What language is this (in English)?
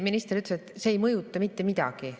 Estonian